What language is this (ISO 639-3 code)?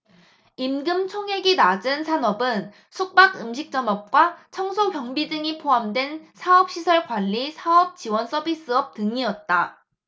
kor